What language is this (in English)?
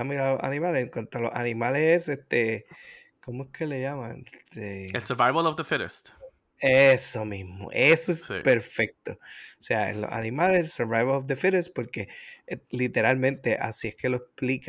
Spanish